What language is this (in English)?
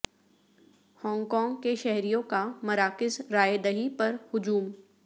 Urdu